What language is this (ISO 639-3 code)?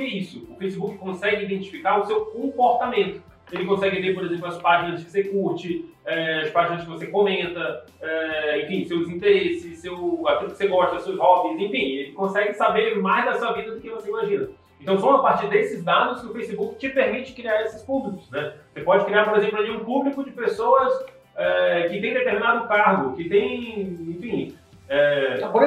por